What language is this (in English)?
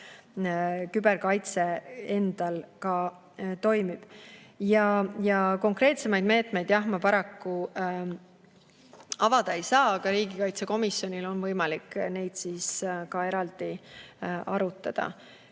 Estonian